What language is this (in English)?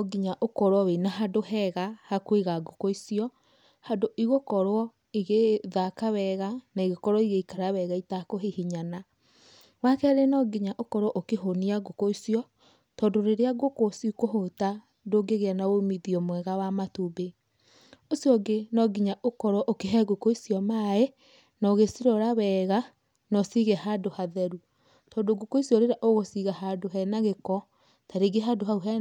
Kikuyu